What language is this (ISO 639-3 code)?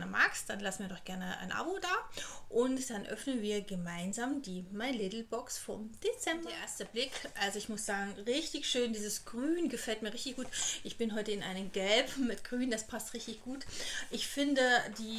deu